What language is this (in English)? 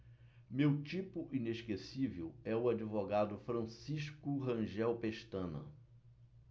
Portuguese